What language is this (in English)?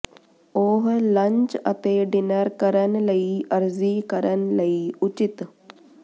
Punjabi